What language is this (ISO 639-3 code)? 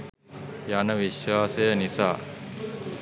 sin